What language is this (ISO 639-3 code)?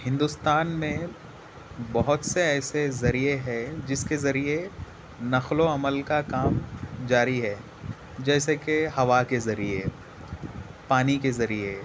urd